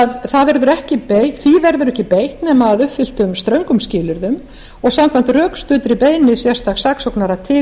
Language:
Icelandic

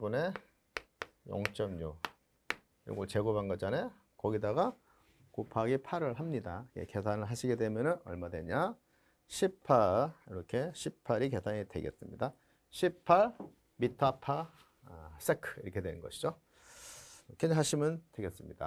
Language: Korean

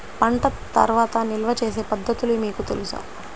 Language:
Telugu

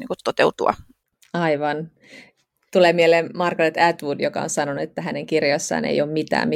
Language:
Finnish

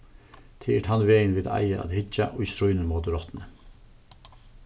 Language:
Faroese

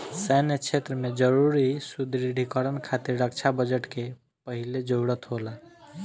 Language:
Bhojpuri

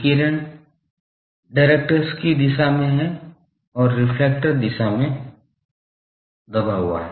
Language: Hindi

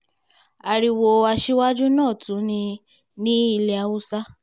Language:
Yoruba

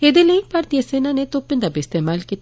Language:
Dogri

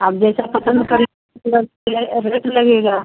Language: Hindi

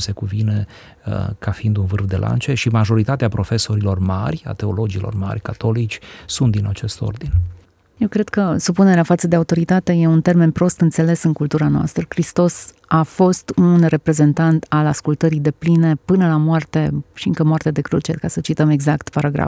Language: Romanian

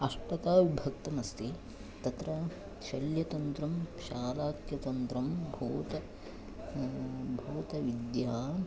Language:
Sanskrit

